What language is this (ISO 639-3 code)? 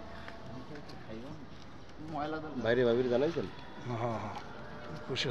ben